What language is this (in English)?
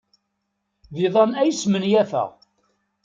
Kabyle